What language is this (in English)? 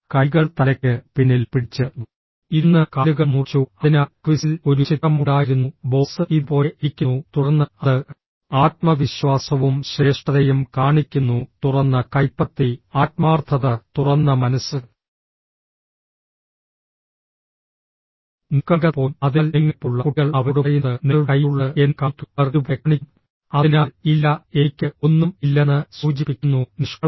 Malayalam